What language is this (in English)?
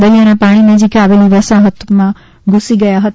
Gujarati